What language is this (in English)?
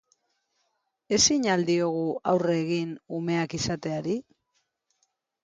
Basque